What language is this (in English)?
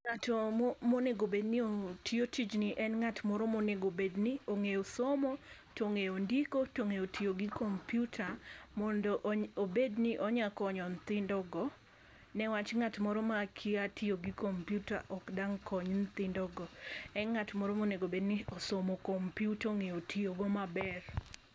Luo (Kenya and Tanzania)